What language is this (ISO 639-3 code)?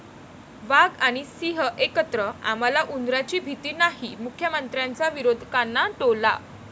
mar